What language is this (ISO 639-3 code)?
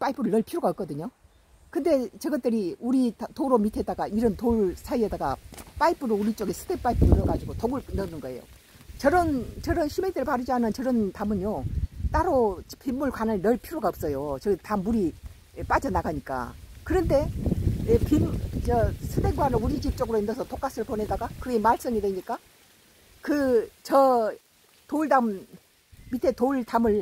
kor